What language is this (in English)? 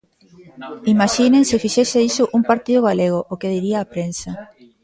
Galician